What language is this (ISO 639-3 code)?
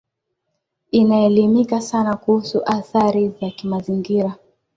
swa